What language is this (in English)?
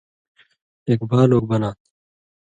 Indus Kohistani